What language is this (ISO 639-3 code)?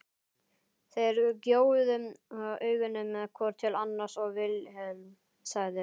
isl